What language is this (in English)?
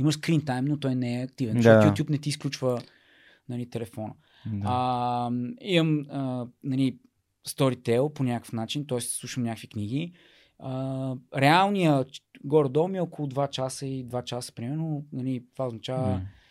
Bulgarian